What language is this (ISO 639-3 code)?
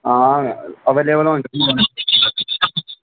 doi